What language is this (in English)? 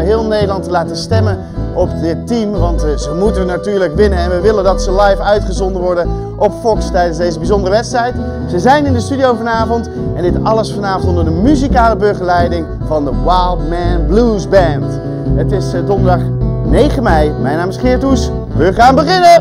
Dutch